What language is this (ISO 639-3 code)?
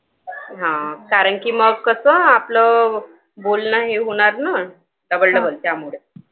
mar